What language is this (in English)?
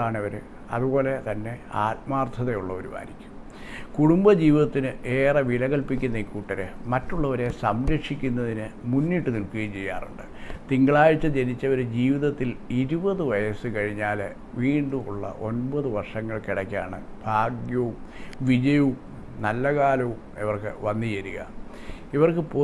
Korean